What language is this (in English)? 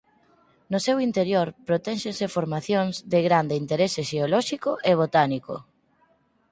Galician